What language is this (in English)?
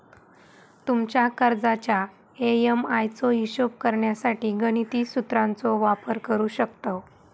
Marathi